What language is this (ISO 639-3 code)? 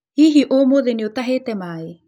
kik